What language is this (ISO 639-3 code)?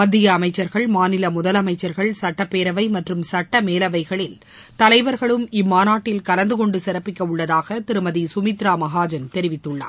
tam